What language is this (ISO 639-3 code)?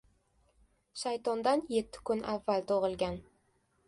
uzb